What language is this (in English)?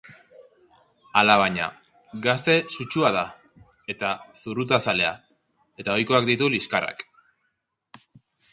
Basque